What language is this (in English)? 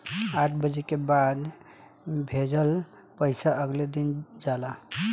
Bhojpuri